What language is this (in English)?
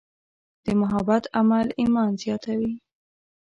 Pashto